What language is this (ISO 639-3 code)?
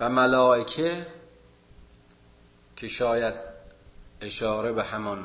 fas